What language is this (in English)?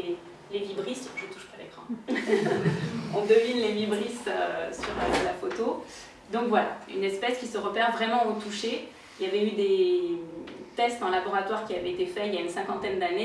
French